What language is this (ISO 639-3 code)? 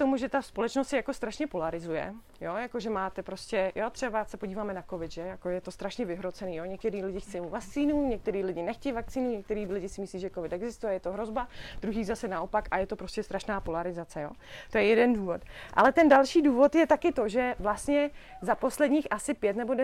ces